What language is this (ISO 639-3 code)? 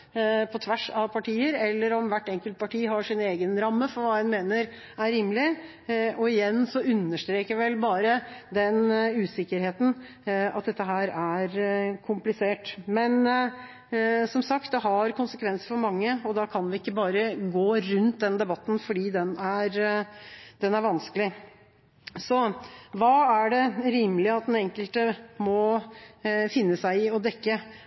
nob